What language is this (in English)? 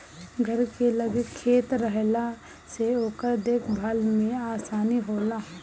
Bhojpuri